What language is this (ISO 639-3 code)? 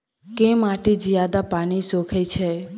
mai